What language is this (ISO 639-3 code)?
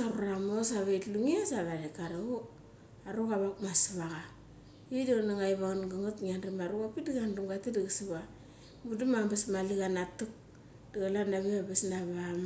gcc